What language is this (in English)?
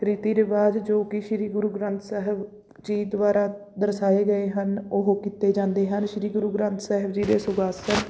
Punjabi